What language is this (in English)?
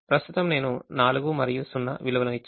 Telugu